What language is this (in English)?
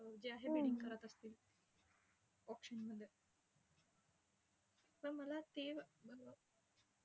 Marathi